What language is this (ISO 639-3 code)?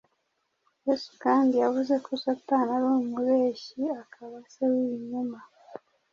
kin